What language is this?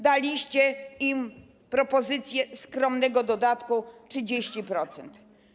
Polish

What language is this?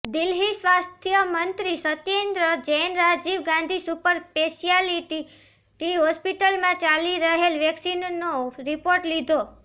Gujarati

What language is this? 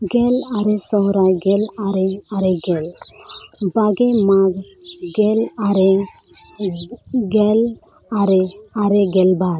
Santali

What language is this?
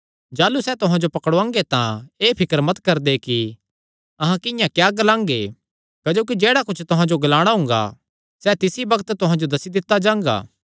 Kangri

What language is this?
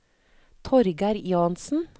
Norwegian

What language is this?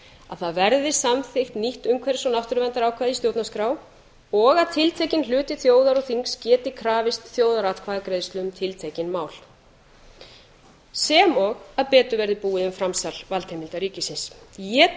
Icelandic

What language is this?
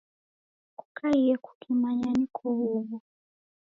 Taita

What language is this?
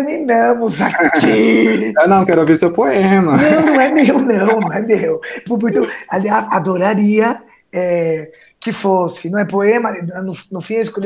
Portuguese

